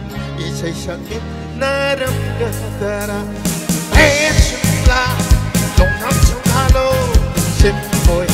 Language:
Thai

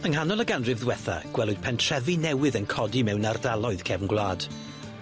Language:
Welsh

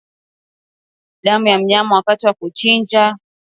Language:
Swahili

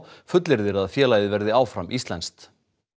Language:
Icelandic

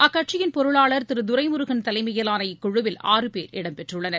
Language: Tamil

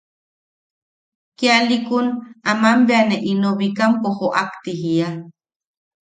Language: Yaqui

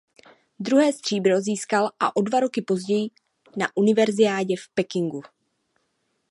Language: Czech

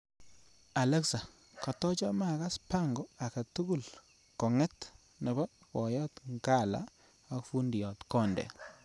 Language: Kalenjin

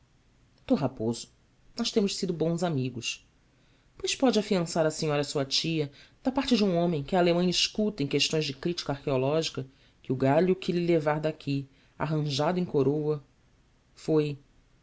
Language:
Portuguese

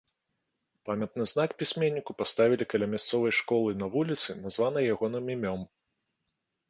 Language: Belarusian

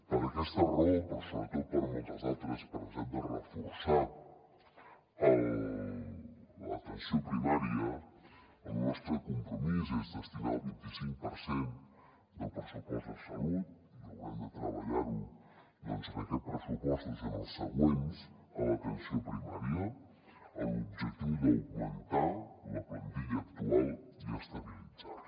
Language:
Catalan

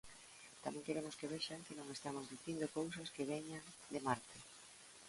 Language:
Galician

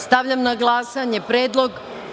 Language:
Serbian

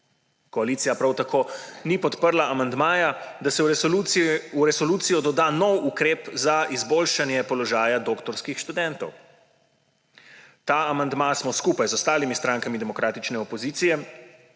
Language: Slovenian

